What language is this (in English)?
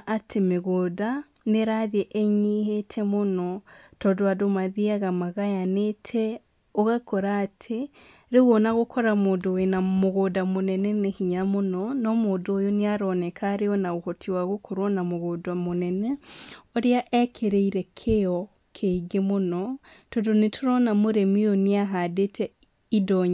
Kikuyu